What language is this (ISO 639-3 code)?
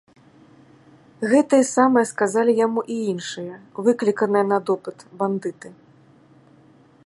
bel